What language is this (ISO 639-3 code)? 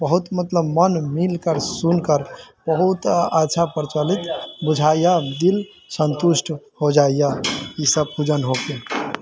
mai